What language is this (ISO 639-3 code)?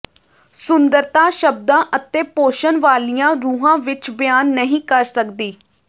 pan